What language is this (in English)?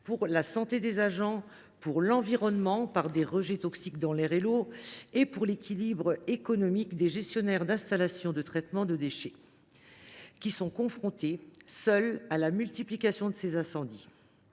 French